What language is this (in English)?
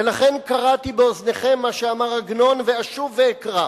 Hebrew